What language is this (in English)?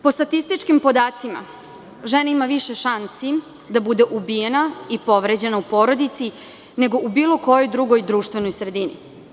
Serbian